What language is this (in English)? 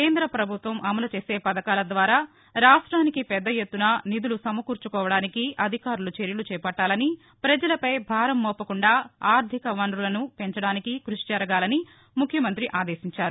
Telugu